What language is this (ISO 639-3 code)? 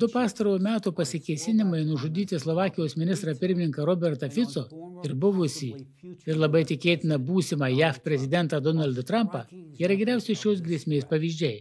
lit